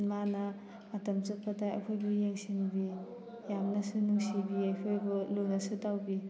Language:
Manipuri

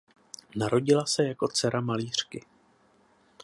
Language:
Czech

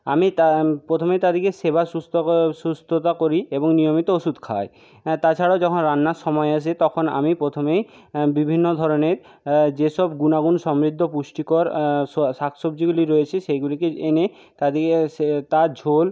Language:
Bangla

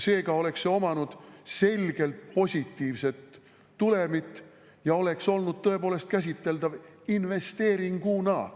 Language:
Estonian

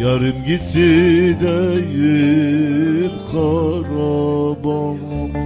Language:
Turkish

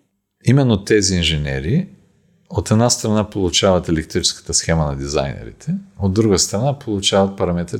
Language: Bulgarian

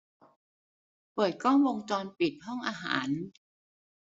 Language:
Thai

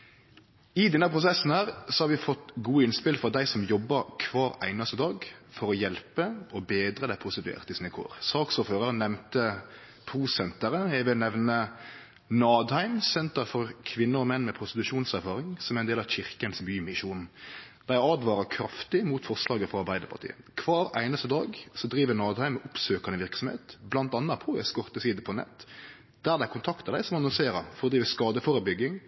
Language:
Norwegian Nynorsk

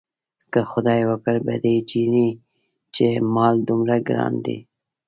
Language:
Pashto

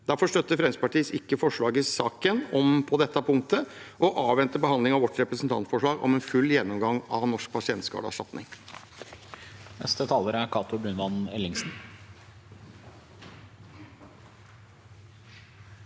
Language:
Norwegian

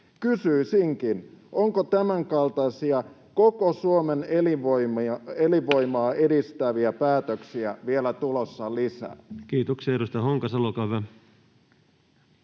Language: Finnish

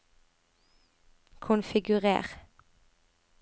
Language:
Norwegian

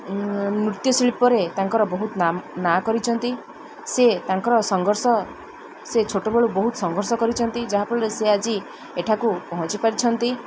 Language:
Odia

